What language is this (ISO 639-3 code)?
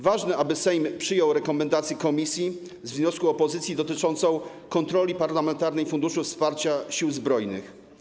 pol